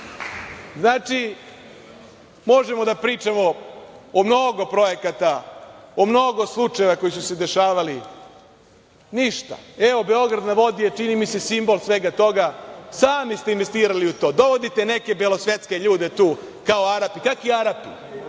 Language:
Serbian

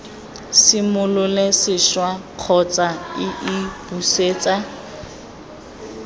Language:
Tswana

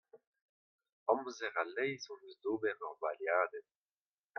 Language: Breton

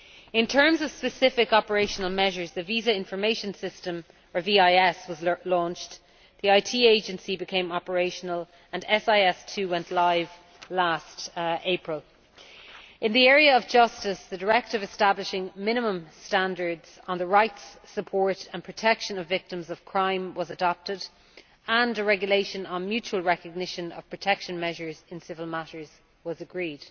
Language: English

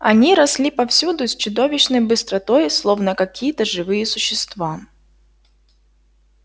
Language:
Russian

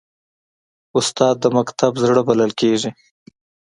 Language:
Pashto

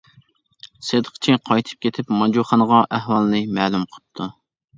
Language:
Uyghur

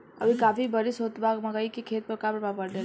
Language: Bhojpuri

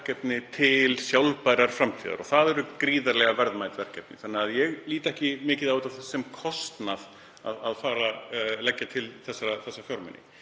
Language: Icelandic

